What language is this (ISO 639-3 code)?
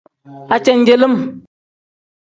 kdh